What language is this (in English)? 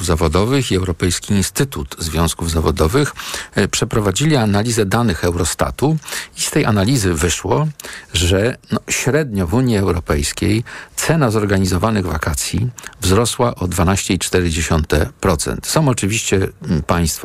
Polish